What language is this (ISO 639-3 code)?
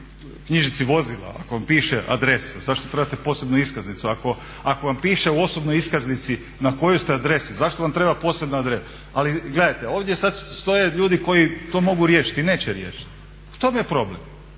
hrv